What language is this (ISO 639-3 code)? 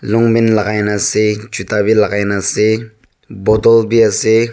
nag